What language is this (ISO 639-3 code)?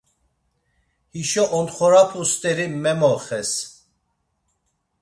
lzz